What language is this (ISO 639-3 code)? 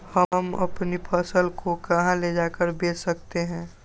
mag